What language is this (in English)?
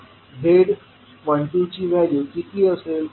Marathi